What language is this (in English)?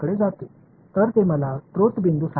Tamil